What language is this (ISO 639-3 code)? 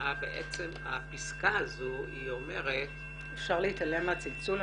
heb